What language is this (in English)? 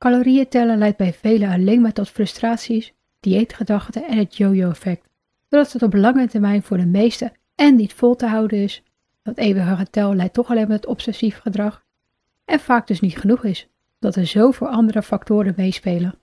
Dutch